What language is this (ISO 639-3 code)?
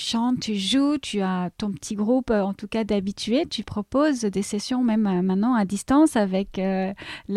fra